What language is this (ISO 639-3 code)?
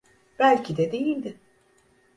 tur